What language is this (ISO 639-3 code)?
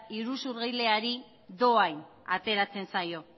eus